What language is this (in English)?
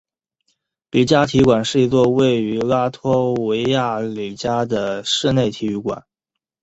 Chinese